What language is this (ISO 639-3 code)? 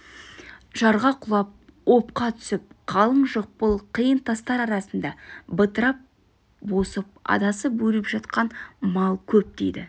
kaz